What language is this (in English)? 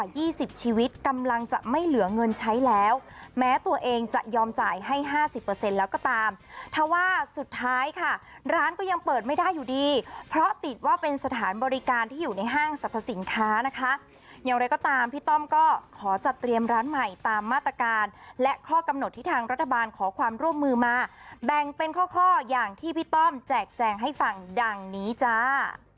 Thai